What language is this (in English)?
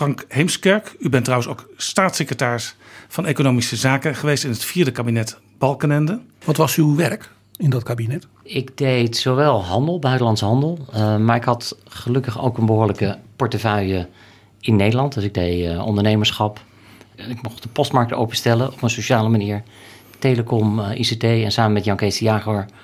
Dutch